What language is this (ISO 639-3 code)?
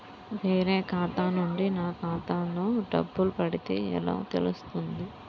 tel